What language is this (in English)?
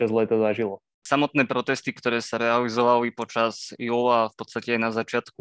Slovak